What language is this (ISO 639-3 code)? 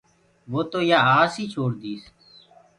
ggg